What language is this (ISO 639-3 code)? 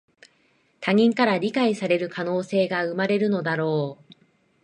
jpn